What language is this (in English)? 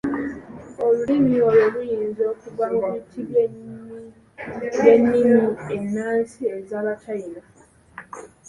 Ganda